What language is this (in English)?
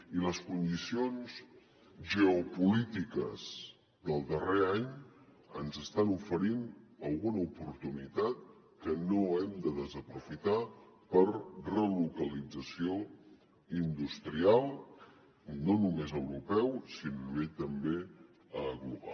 Catalan